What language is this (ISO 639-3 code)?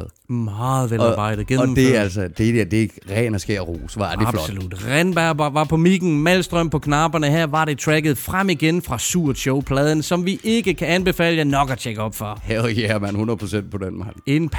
dan